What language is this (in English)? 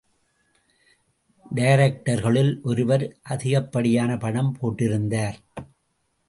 Tamil